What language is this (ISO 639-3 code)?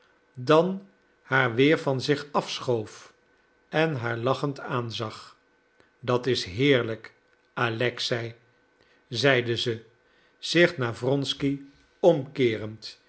nld